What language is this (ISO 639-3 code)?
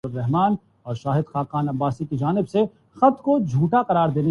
urd